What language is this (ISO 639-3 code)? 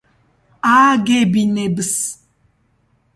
kat